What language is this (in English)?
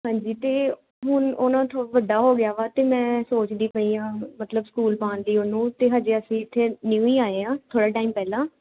Punjabi